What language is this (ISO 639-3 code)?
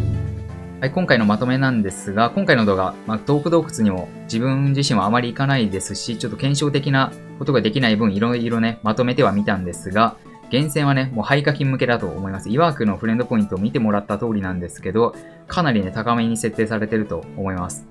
jpn